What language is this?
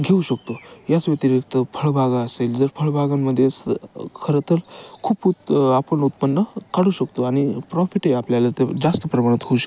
Marathi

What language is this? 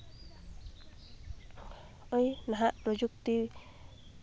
Santali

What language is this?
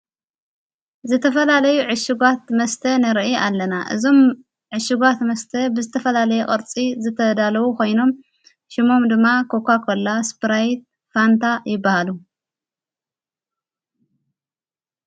Tigrinya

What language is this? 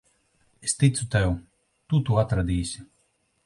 Latvian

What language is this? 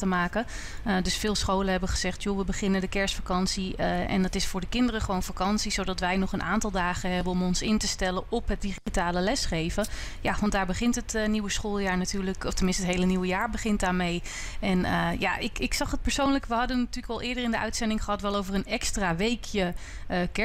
Dutch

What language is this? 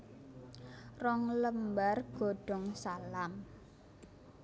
Javanese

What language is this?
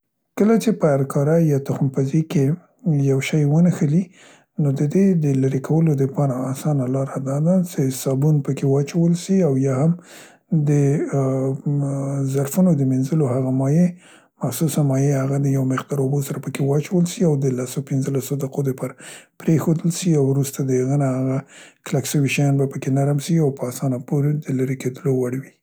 Central Pashto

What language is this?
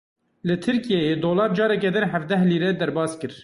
Kurdish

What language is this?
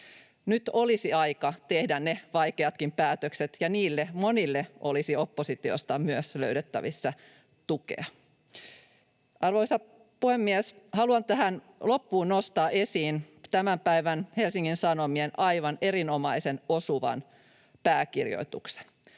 Finnish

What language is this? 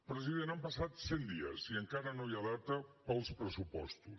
Catalan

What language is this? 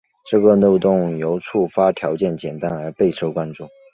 Chinese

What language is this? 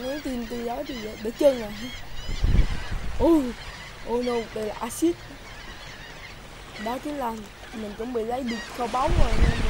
Vietnamese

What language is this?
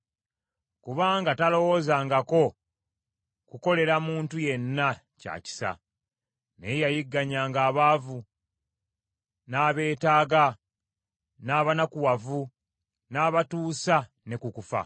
Ganda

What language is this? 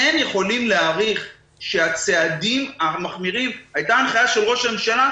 Hebrew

